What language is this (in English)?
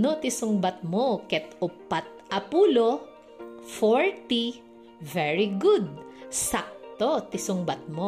Filipino